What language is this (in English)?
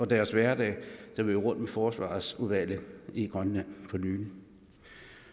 Danish